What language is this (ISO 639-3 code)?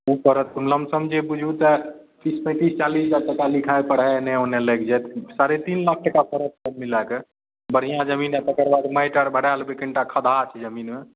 mai